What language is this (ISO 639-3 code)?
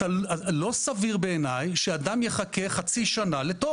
heb